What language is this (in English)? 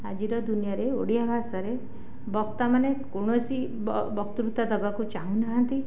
Odia